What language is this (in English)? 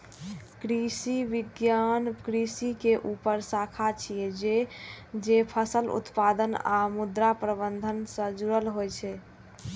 Maithili